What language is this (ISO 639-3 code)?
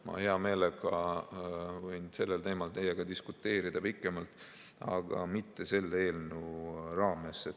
est